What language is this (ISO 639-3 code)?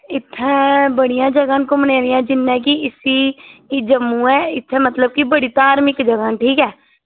doi